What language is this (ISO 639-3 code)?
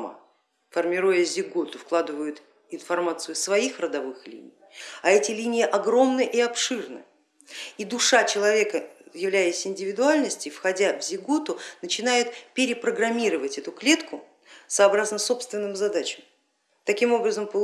rus